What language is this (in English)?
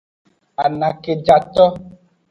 Aja (Benin)